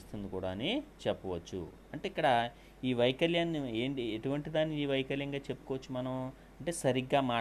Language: Telugu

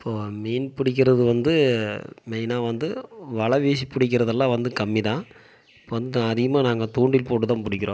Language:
Tamil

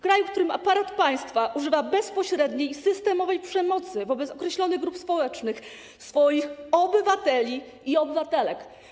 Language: Polish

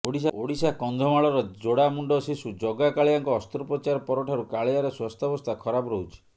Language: Odia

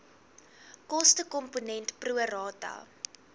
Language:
Afrikaans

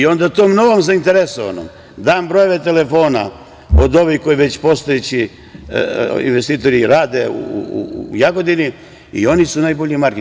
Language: Serbian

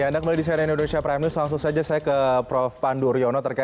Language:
Indonesian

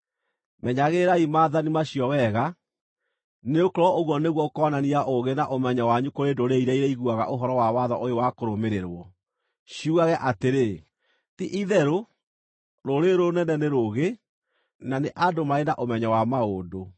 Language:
Kikuyu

